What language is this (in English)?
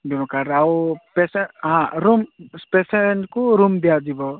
Odia